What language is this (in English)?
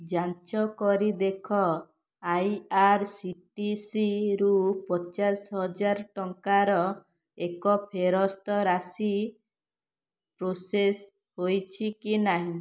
Odia